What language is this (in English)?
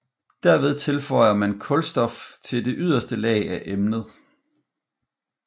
Danish